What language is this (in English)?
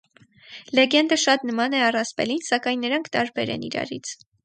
Armenian